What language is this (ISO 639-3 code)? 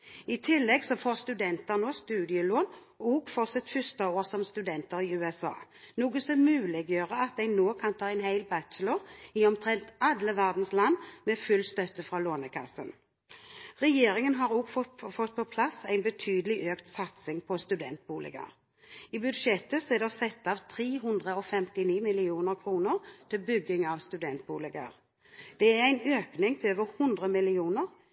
nob